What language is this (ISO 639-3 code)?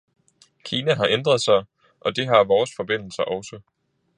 dan